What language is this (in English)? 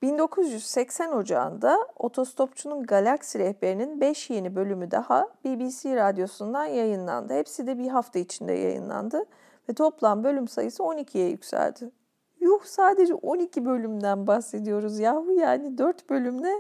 Turkish